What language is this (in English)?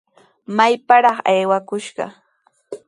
Sihuas Ancash Quechua